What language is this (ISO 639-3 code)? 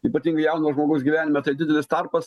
lit